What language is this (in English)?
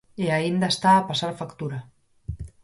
Galician